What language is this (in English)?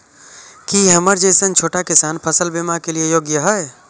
Maithili